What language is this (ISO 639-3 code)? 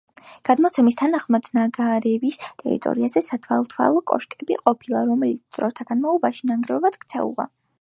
kat